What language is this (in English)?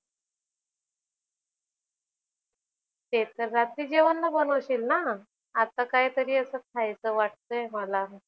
Marathi